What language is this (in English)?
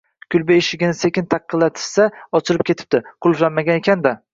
Uzbek